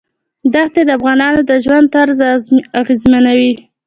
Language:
Pashto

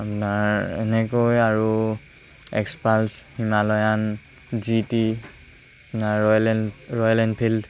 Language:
Assamese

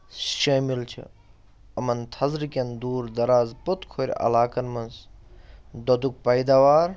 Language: Kashmiri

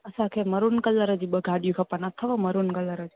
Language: Sindhi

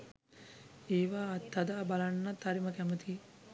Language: Sinhala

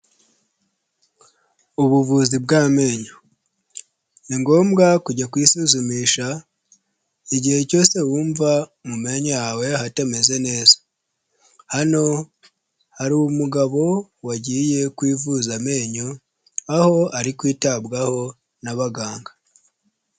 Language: Kinyarwanda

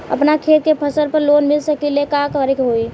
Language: Bhojpuri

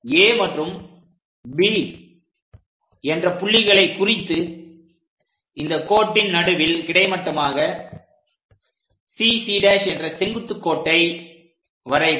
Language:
Tamil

